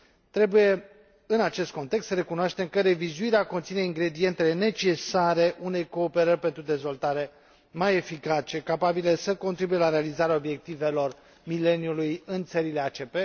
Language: Romanian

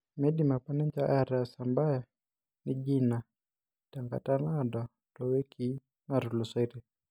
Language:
Masai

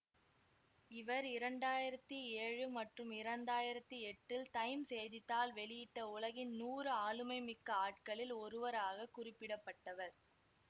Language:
Tamil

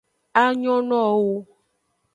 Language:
Aja (Benin)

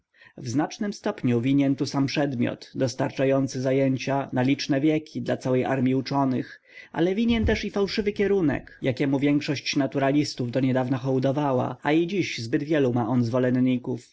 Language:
Polish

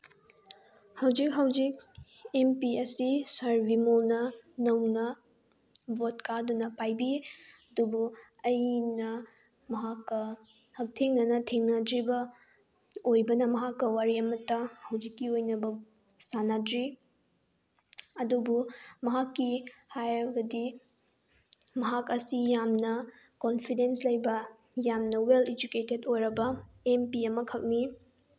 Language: Manipuri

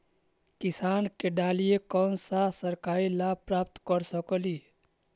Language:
Magahi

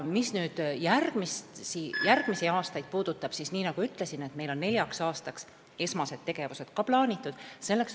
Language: Estonian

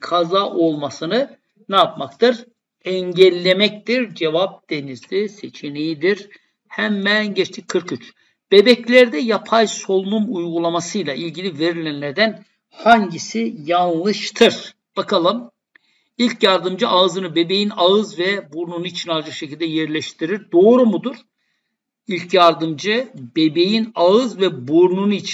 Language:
Turkish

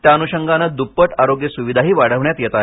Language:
Marathi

